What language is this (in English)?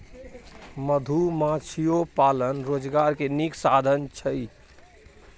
Maithili